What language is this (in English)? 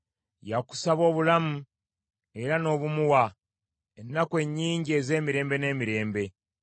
Ganda